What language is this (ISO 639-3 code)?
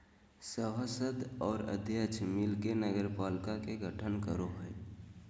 mag